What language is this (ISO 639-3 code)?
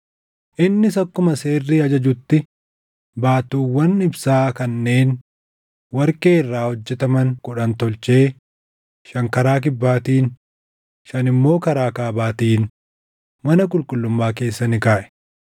orm